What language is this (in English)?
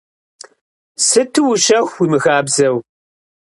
Kabardian